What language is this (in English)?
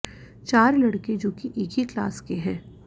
Hindi